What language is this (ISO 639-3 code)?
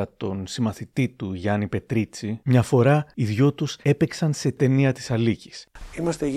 ell